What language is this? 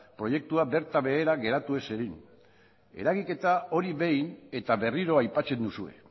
Basque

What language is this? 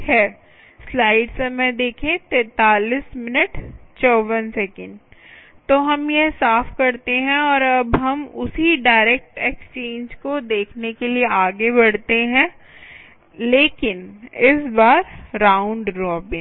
Hindi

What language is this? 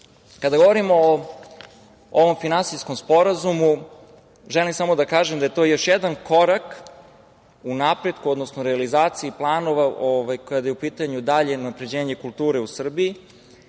Serbian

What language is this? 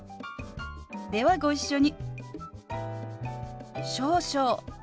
Japanese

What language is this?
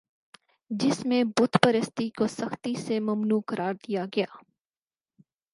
Urdu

